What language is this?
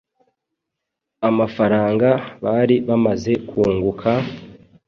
Kinyarwanda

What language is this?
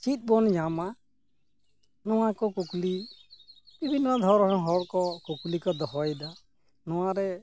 Santali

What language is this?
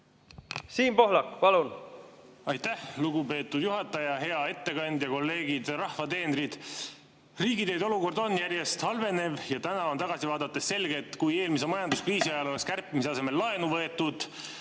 Estonian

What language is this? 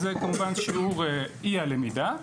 Hebrew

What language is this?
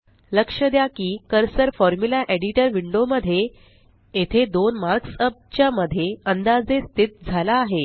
Marathi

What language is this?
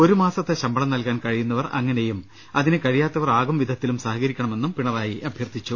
Malayalam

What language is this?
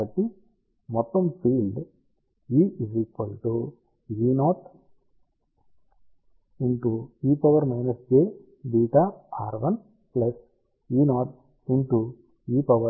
Telugu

